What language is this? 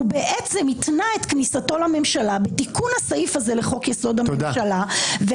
Hebrew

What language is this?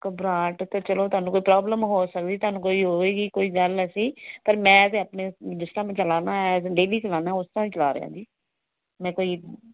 Punjabi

